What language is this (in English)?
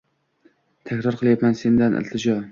Uzbek